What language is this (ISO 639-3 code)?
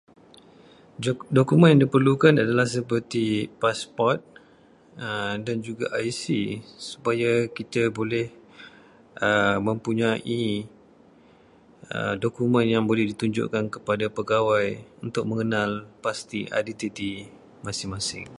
msa